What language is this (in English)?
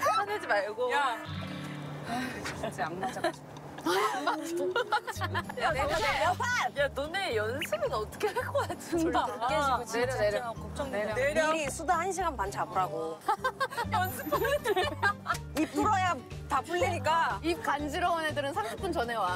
Korean